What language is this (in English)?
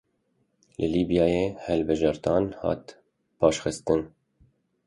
Kurdish